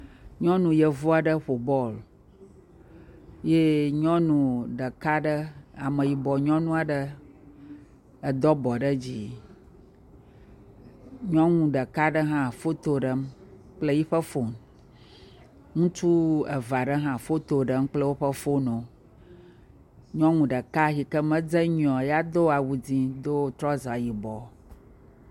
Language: Ewe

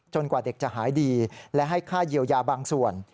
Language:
Thai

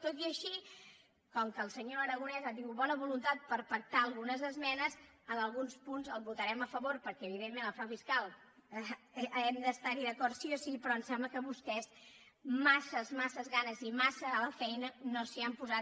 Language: Catalan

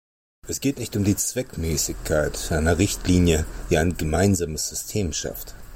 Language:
German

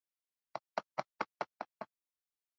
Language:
Swahili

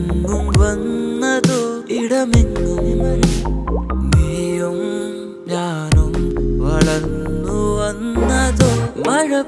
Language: Hindi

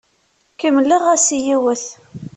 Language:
Kabyle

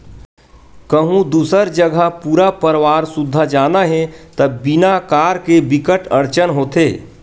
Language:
Chhattisgarhi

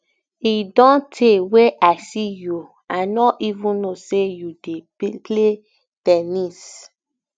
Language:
Nigerian Pidgin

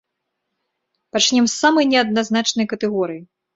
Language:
Belarusian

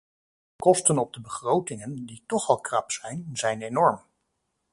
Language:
Dutch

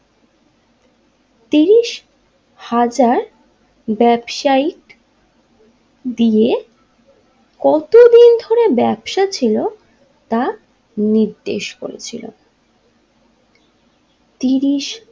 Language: Bangla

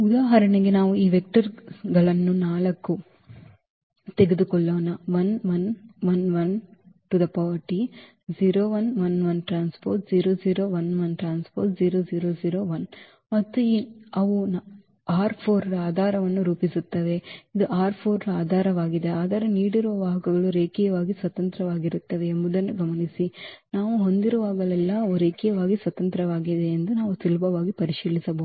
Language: Kannada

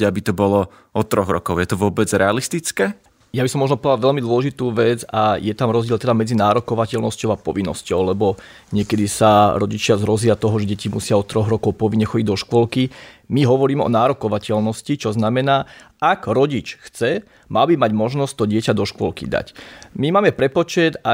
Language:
Slovak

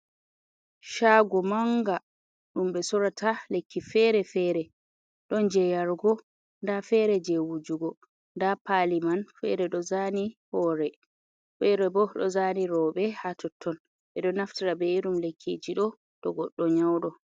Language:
Fula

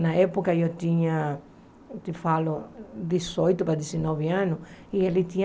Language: Portuguese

